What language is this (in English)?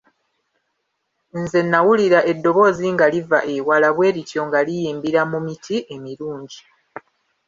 Ganda